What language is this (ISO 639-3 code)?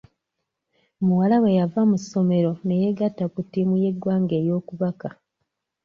lug